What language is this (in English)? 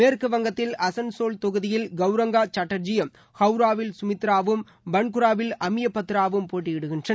Tamil